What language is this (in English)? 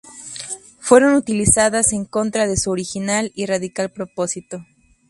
Spanish